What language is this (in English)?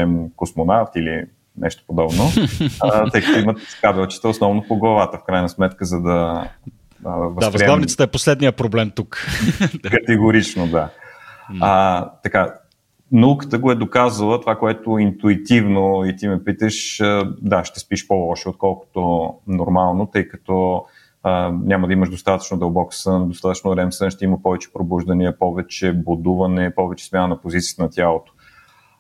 Bulgarian